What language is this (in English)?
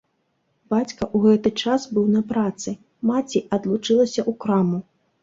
Belarusian